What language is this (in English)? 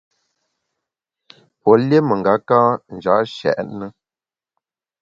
Bamun